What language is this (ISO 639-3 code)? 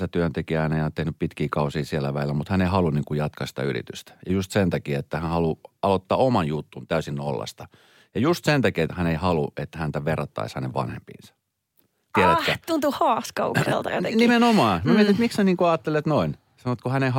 fin